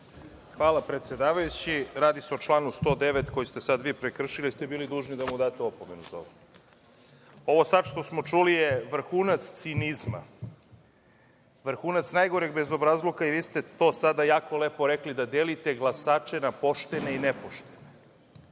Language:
Serbian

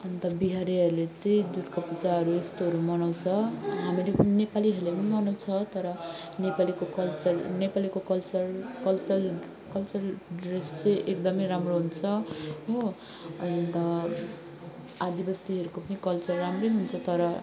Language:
Nepali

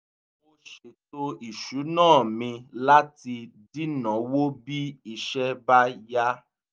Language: Yoruba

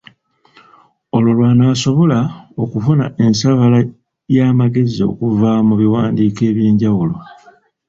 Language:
Ganda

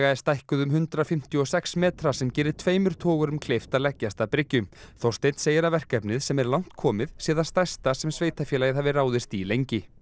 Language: Icelandic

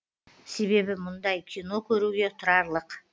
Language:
Kazakh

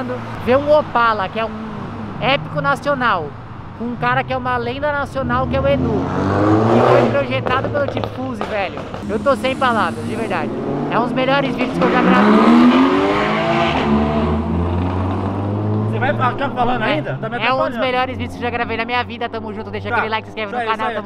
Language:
Portuguese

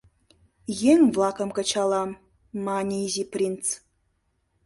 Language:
Mari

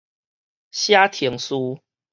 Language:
Min Nan Chinese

